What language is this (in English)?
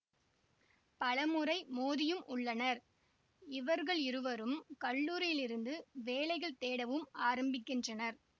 Tamil